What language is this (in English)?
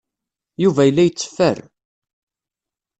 Kabyle